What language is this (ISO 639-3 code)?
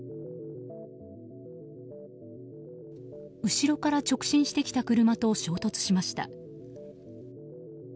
jpn